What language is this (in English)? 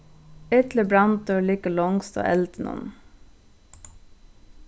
Faroese